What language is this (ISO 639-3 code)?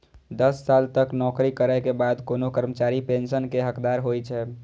mai